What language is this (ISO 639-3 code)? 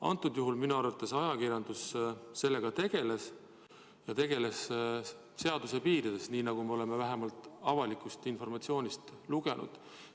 est